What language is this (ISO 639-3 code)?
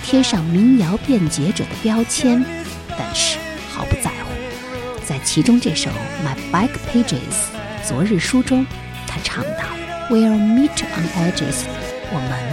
zho